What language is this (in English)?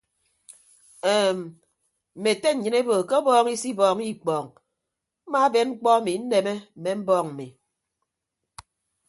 Ibibio